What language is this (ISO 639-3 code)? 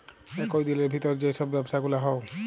ben